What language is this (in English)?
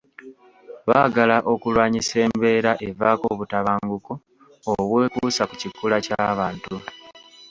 Ganda